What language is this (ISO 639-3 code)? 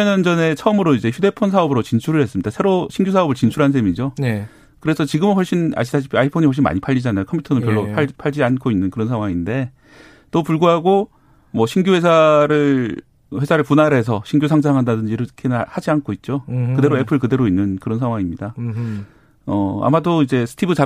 kor